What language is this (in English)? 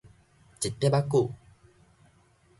Min Nan Chinese